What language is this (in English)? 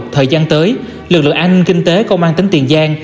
Vietnamese